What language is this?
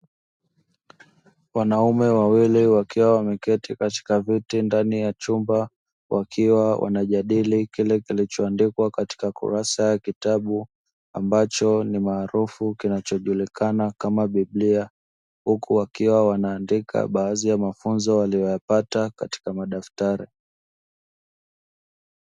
Swahili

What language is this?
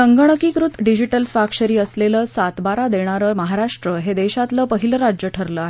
Marathi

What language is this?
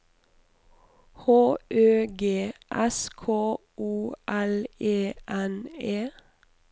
Norwegian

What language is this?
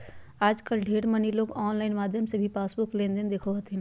Magahi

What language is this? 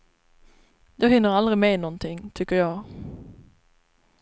Swedish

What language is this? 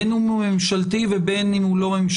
Hebrew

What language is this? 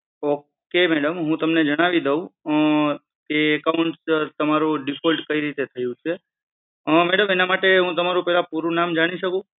Gujarati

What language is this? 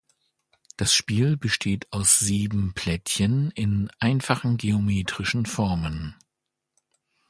German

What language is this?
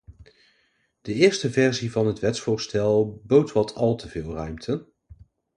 Dutch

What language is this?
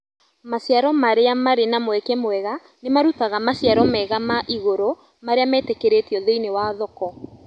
Kikuyu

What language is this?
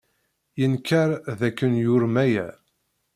Kabyle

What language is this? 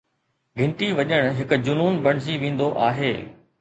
Sindhi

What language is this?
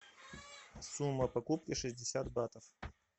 Russian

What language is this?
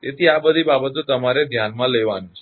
Gujarati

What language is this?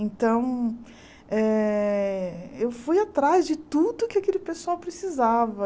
Portuguese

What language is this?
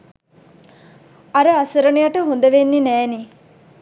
Sinhala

